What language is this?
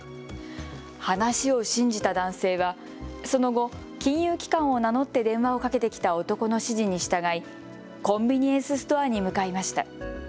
Japanese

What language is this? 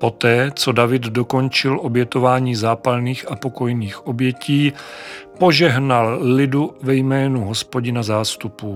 Czech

